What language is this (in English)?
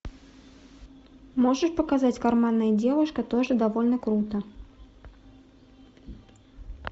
Russian